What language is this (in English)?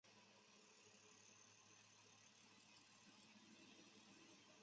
Chinese